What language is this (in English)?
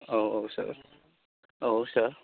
Bodo